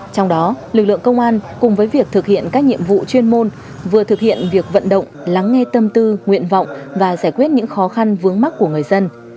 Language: Vietnamese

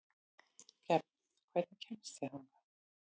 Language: Icelandic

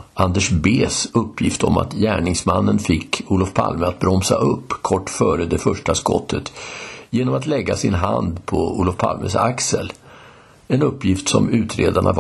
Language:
Swedish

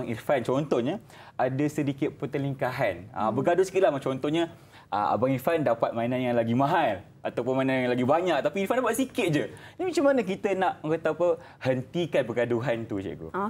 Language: Malay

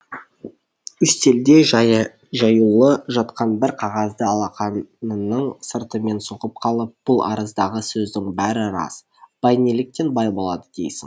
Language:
Kazakh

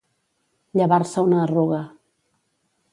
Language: Catalan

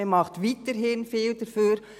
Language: Swiss German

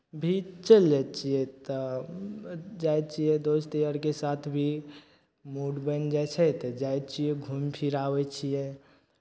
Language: Maithili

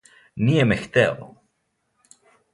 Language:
Serbian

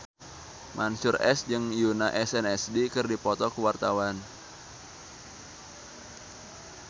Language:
Sundanese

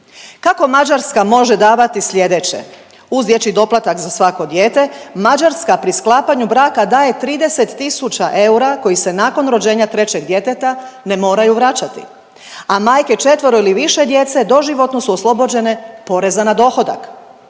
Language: Croatian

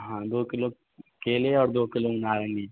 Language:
Hindi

